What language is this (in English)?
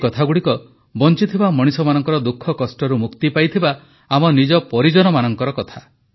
Odia